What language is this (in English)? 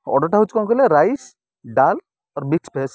Odia